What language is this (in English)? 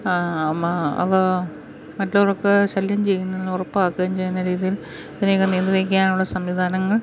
Malayalam